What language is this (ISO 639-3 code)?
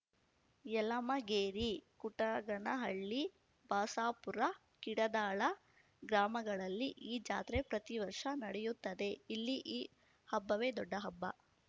kan